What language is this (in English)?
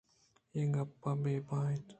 Eastern Balochi